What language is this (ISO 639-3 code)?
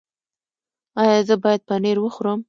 pus